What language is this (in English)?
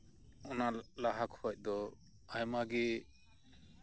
Santali